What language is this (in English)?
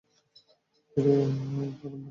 Bangla